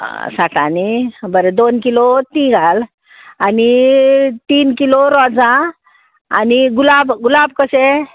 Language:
Konkani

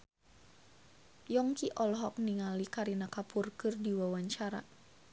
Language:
Sundanese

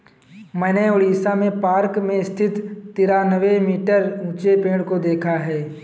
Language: Hindi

